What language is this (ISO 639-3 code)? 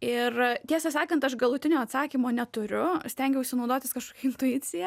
lit